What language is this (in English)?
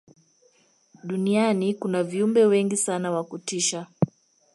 Swahili